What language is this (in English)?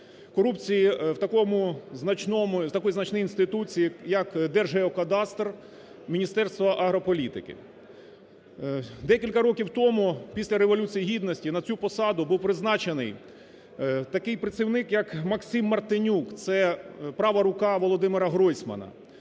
Ukrainian